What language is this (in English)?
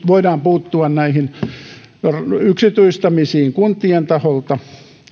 Finnish